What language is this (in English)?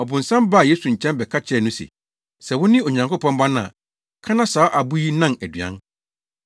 Akan